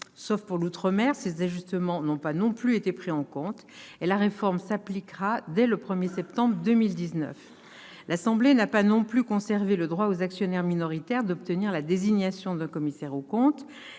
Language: French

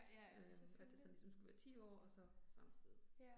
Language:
Danish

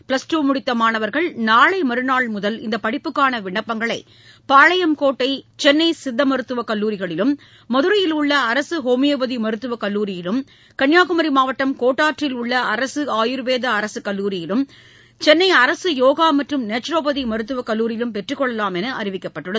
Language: Tamil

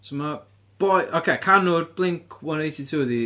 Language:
Welsh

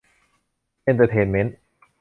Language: Thai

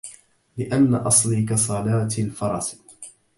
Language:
Arabic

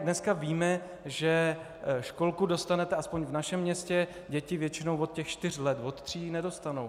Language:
Czech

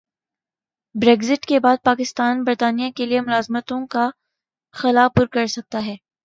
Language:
Urdu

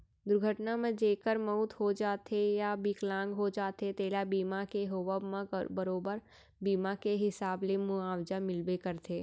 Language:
Chhattisgarhi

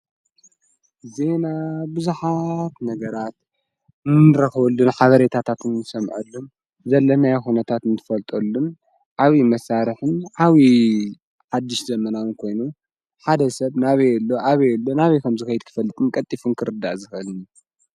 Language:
Tigrinya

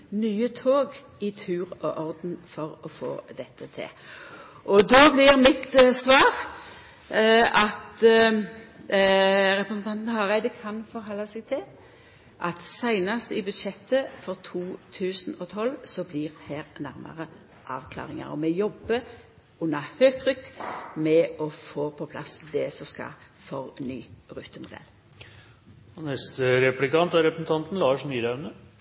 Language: Norwegian Nynorsk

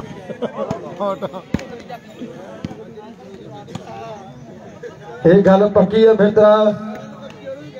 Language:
Hindi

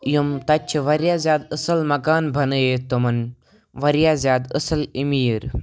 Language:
Kashmiri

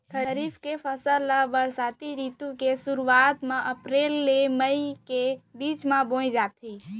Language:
Chhattisgarhi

